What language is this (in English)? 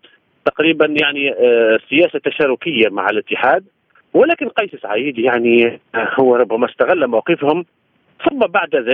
Arabic